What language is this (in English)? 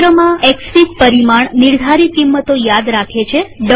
Gujarati